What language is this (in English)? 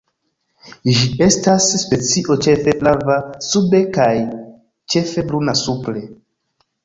Esperanto